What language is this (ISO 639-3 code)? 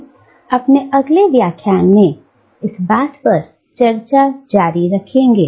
hin